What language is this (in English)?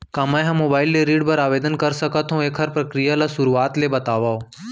Chhattisgarhi